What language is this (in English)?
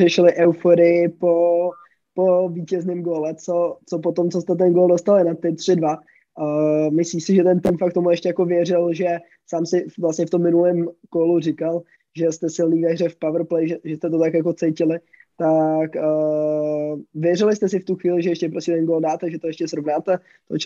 Czech